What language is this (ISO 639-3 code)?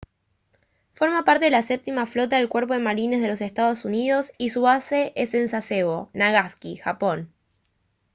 spa